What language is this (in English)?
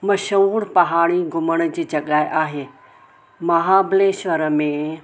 Sindhi